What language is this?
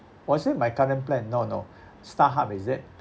English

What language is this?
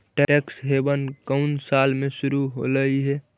Magahi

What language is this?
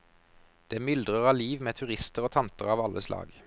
Norwegian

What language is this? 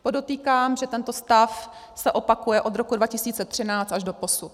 Czech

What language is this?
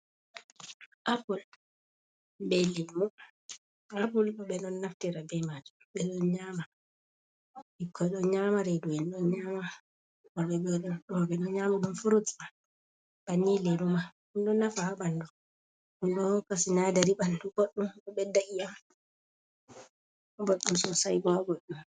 Fula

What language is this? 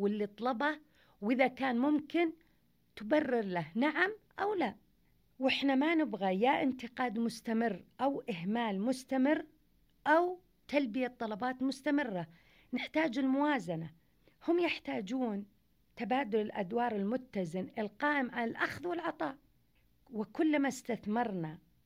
Arabic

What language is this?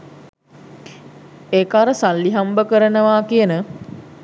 Sinhala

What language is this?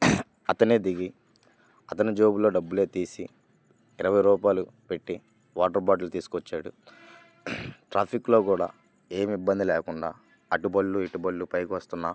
Telugu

